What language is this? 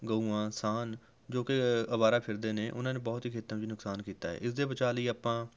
Punjabi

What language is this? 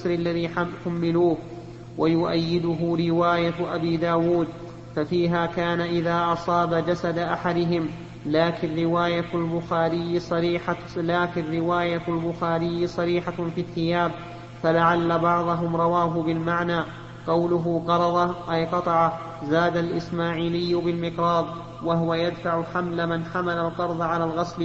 Arabic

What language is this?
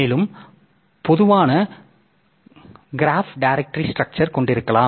Tamil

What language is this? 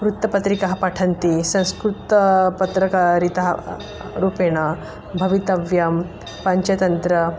Sanskrit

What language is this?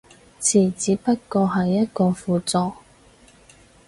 Cantonese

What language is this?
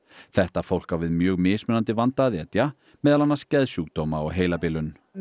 Icelandic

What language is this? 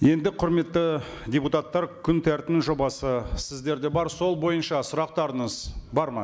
Kazakh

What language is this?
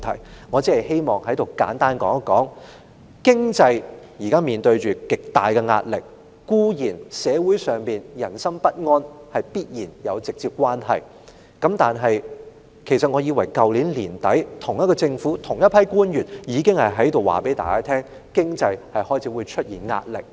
Cantonese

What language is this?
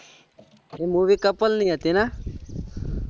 Gujarati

